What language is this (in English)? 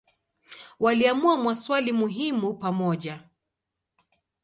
Swahili